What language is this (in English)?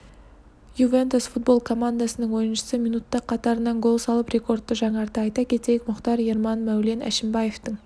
Kazakh